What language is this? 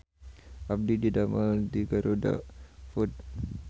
Sundanese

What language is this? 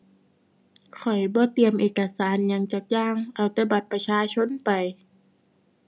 Thai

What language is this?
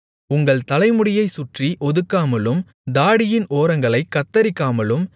Tamil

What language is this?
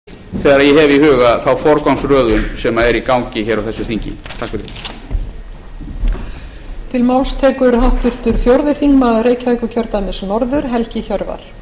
Icelandic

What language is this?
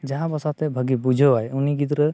Santali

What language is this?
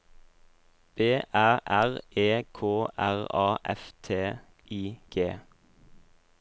Norwegian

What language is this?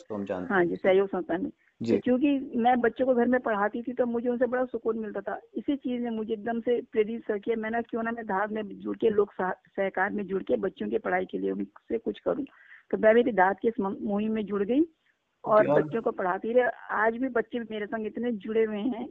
Hindi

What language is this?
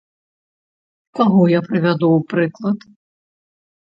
Belarusian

